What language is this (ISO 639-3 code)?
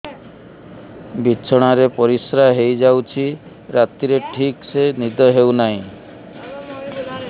ori